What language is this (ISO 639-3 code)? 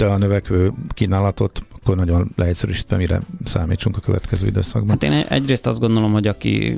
hun